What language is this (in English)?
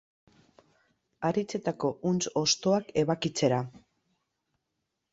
Basque